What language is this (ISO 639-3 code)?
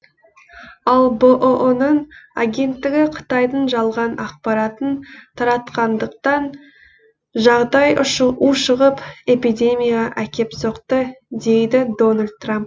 kaz